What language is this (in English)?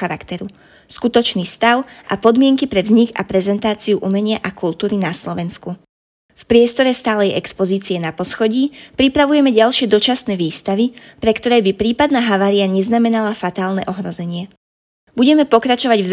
Slovak